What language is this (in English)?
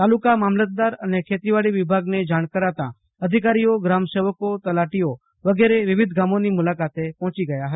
Gujarati